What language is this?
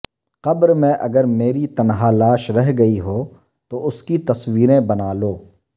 Urdu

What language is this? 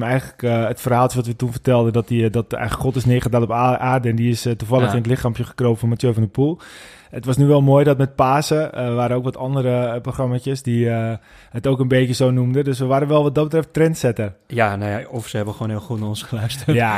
Dutch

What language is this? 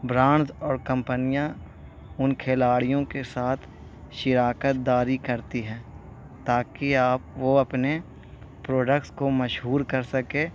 Urdu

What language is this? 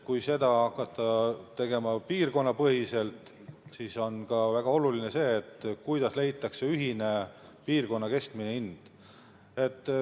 Estonian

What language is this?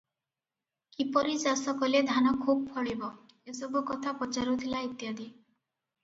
Odia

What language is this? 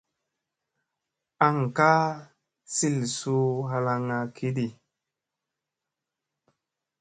Musey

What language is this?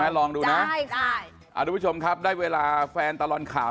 Thai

